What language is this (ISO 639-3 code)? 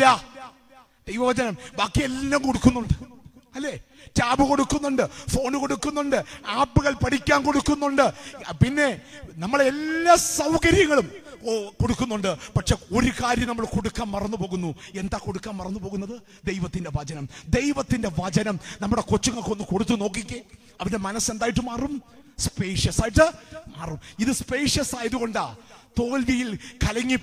mal